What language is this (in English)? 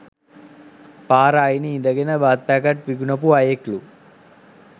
Sinhala